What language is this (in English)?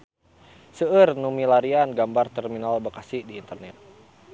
Sundanese